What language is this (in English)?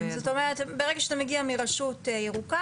Hebrew